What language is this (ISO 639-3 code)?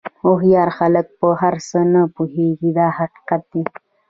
pus